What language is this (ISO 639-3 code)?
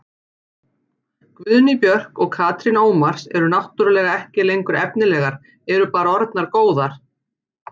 isl